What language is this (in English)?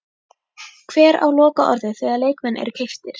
Icelandic